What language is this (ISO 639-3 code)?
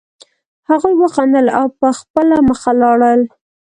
pus